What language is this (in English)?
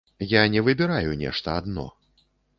Belarusian